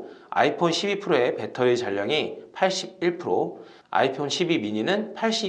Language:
Korean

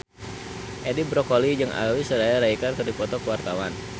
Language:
Sundanese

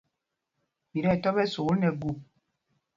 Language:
Mpumpong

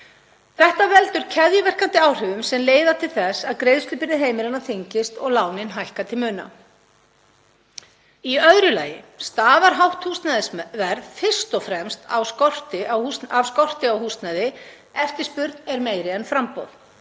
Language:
Icelandic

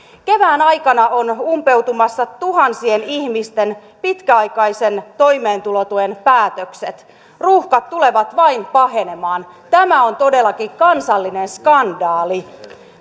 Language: Finnish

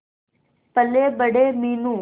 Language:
Hindi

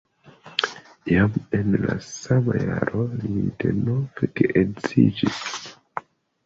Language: Esperanto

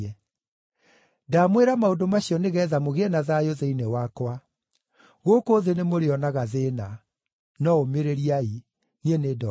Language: Kikuyu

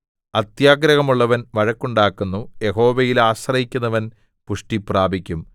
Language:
Malayalam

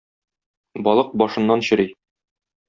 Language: Tatar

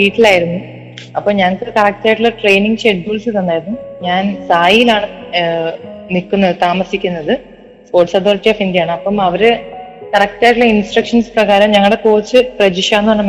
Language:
Malayalam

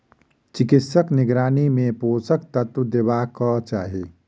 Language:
Maithili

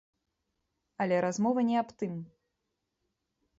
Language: Belarusian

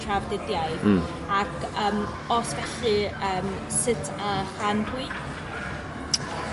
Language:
Welsh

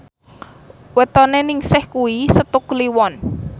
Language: Javanese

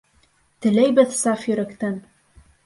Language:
Bashkir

